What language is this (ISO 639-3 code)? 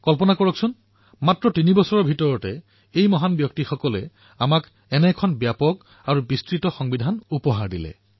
asm